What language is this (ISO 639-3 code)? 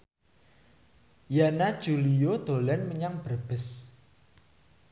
jav